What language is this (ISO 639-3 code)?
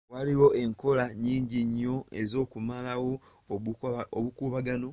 lug